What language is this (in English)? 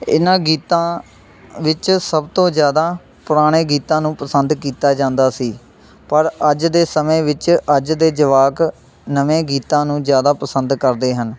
Punjabi